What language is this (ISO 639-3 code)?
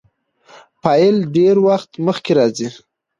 pus